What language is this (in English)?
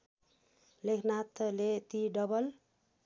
Nepali